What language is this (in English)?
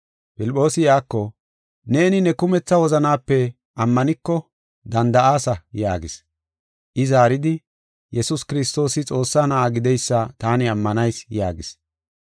Gofa